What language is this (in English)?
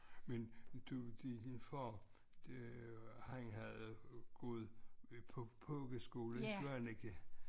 Danish